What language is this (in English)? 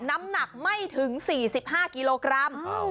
Thai